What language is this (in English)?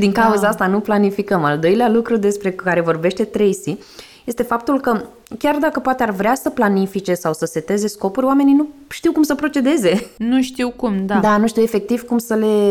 Romanian